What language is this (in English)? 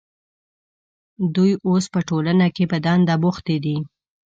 Pashto